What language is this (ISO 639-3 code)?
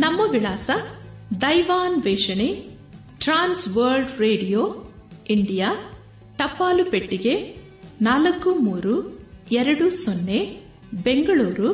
kan